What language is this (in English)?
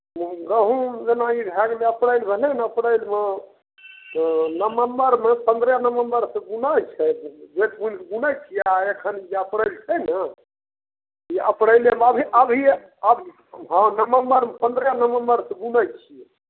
Maithili